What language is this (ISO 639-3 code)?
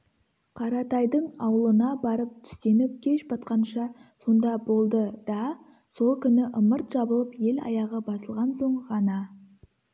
kaz